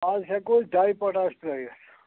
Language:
Kashmiri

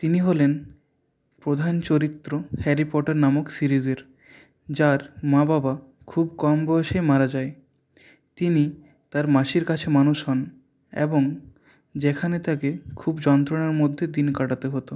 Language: Bangla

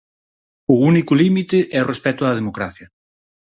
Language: Galician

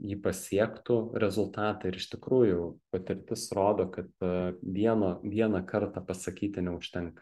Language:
Lithuanian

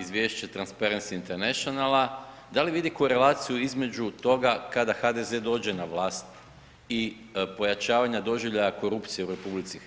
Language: Croatian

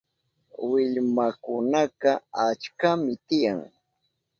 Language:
Southern Pastaza Quechua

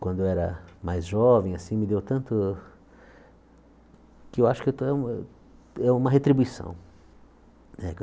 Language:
Portuguese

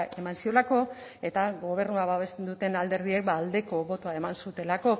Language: Basque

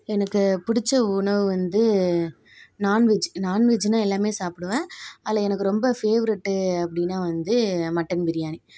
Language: Tamil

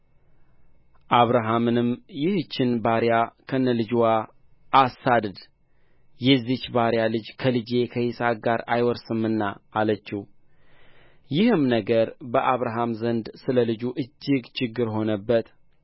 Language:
Amharic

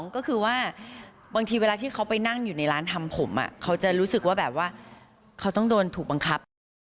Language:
Thai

